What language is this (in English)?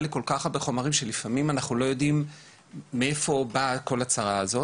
Hebrew